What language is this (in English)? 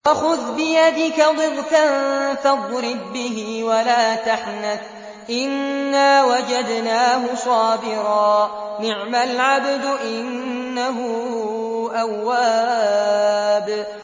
Arabic